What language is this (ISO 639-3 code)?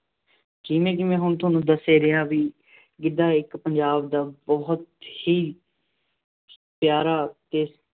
pan